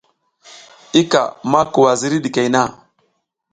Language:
South Giziga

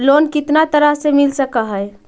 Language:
Magahi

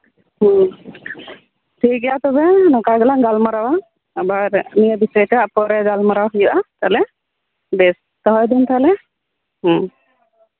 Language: Santali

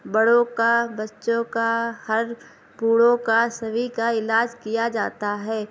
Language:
Urdu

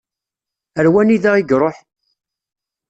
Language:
Kabyle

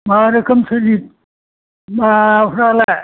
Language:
Bodo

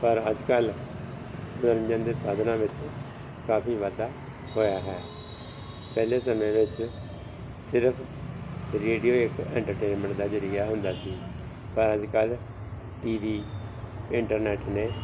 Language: Punjabi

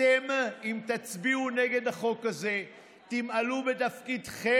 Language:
Hebrew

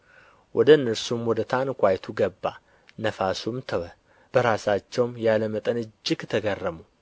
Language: Amharic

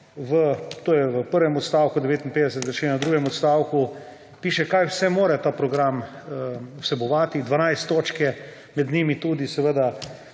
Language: Slovenian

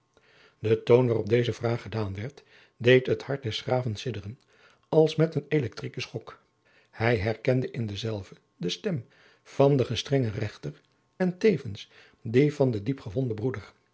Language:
Dutch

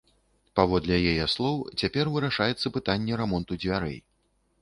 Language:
Belarusian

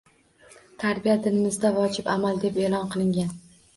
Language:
Uzbek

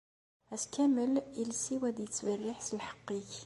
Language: Kabyle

